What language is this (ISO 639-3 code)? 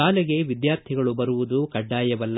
kan